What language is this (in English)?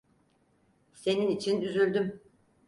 Turkish